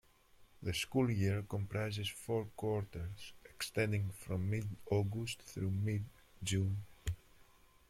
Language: English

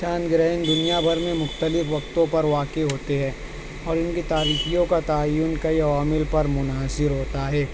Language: Urdu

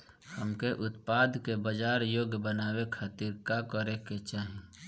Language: Bhojpuri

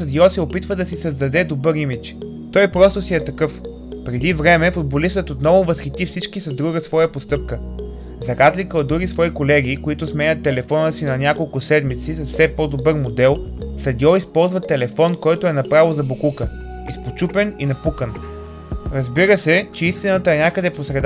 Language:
Bulgarian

